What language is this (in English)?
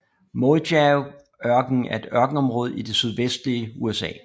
Danish